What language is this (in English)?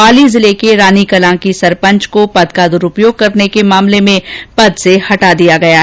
Hindi